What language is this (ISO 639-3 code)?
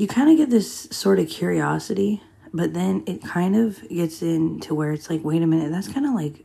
eng